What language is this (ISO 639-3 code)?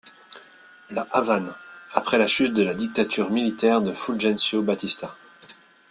fra